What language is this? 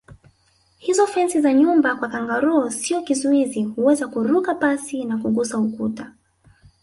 Swahili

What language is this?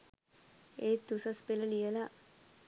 Sinhala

